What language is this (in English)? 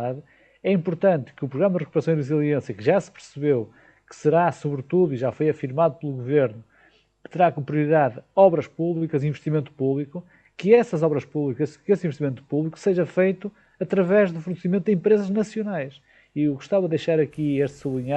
Portuguese